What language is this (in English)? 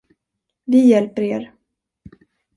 Swedish